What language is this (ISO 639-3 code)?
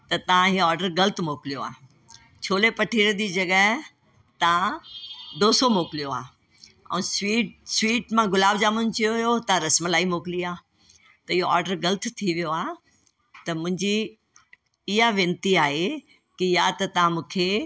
snd